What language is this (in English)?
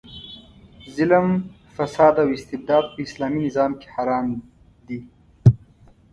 Pashto